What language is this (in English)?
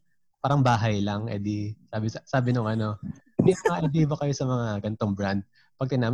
Filipino